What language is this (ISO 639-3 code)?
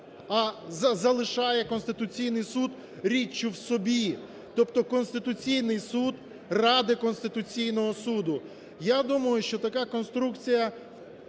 ukr